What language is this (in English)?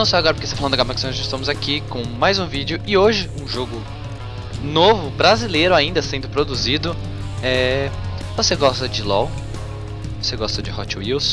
Portuguese